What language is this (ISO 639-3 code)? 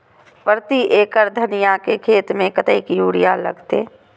mai